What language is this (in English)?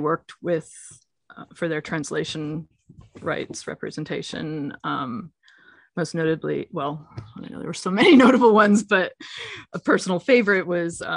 English